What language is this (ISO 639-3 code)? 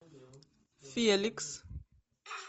rus